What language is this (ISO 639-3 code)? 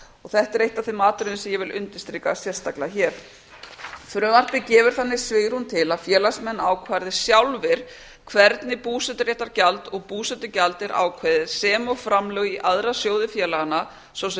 isl